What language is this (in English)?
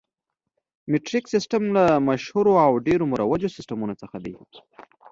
Pashto